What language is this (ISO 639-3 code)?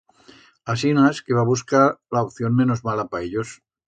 arg